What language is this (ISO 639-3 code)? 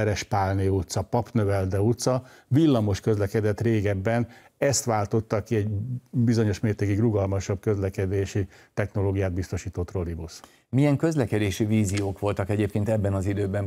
hun